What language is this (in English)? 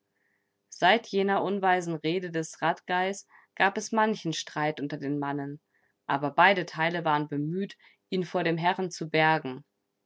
German